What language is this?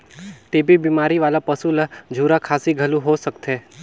Chhattisgarhi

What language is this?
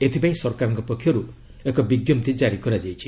Odia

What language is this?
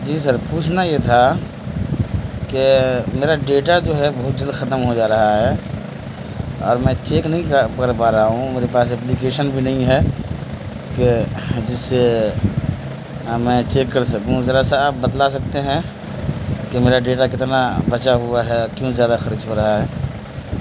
Urdu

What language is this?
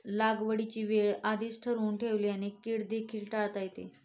Marathi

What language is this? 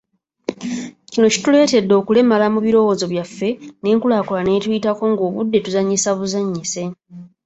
Ganda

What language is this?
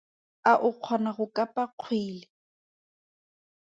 Tswana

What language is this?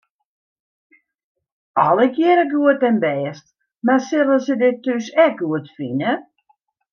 Western Frisian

